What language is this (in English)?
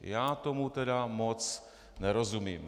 Czech